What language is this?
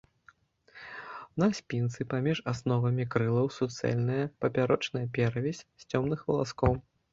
Belarusian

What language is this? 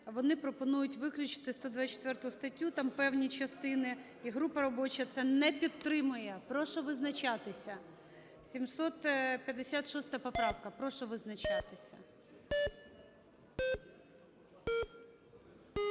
Ukrainian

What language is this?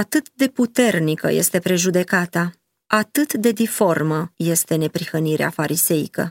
Romanian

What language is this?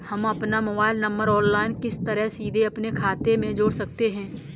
Hindi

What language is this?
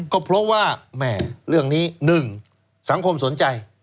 Thai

